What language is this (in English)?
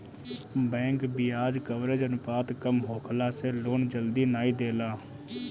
Bhojpuri